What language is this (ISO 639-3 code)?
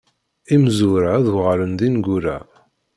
kab